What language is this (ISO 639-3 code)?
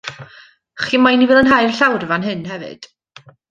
cym